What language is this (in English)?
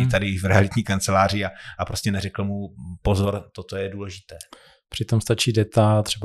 Czech